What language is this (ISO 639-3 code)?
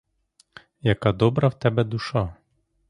ukr